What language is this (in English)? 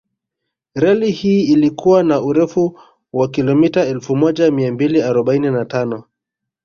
Swahili